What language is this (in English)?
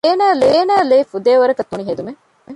Divehi